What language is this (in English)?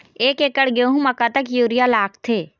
Chhattisgarhi